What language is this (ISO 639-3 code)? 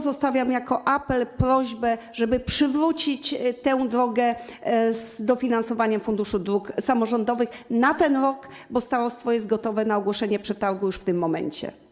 pol